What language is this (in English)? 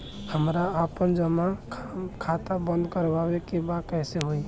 Bhojpuri